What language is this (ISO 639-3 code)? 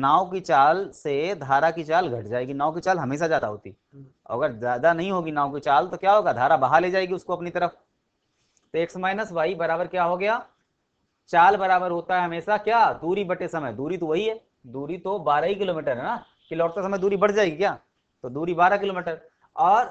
hin